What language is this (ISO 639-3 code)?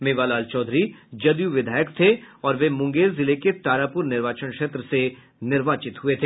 hin